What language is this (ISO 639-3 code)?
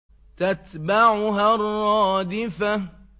ara